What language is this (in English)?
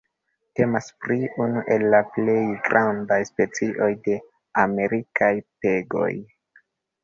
Esperanto